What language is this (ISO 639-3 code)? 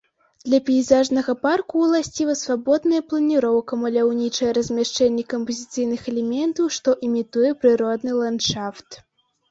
bel